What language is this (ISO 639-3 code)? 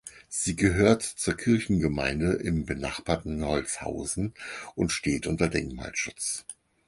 deu